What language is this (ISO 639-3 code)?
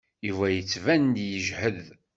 kab